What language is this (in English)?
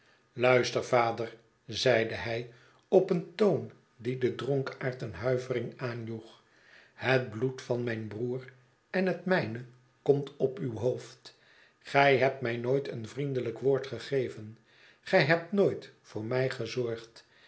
Dutch